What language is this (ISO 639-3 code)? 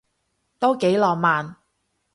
yue